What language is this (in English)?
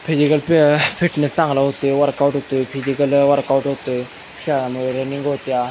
Marathi